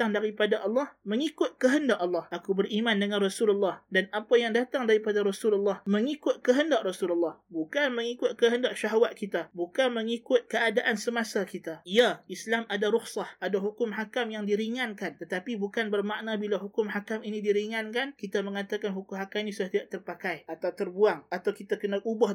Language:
Malay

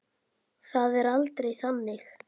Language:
Icelandic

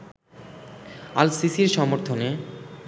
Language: Bangla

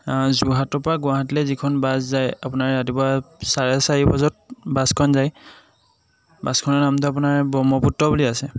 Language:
Assamese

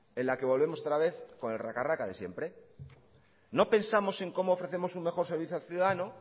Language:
Spanish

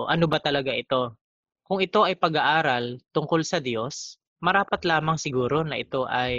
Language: Filipino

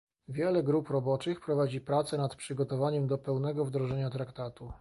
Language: Polish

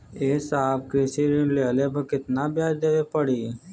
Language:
Bhojpuri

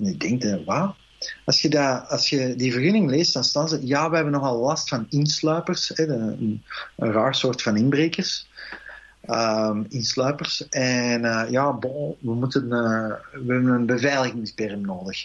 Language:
Dutch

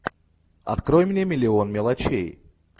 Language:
Russian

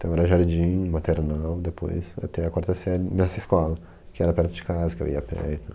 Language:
Portuguese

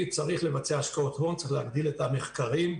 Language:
Hebrew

